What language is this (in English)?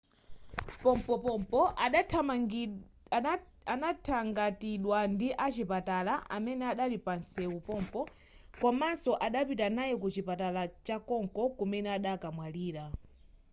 Nyanja